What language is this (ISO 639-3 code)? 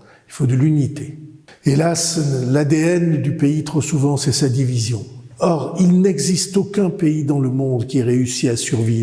fra